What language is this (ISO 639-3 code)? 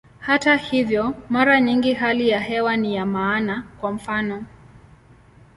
swa